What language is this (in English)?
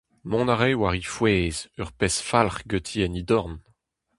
Breton